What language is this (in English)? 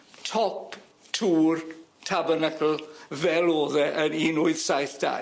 Welsh